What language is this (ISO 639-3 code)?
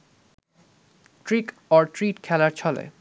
ben